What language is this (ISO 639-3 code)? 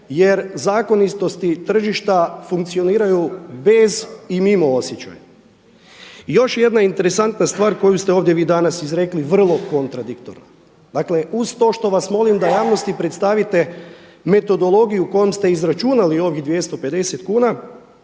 hrv